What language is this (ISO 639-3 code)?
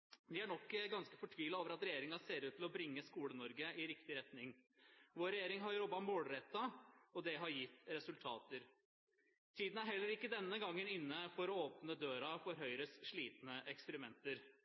nob